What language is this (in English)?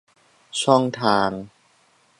Thai